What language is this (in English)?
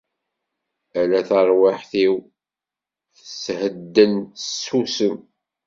Kabyle